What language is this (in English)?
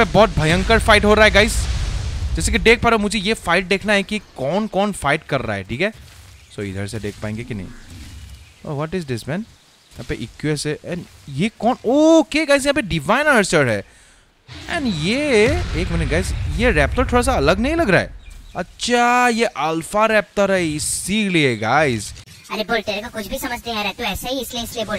Hindi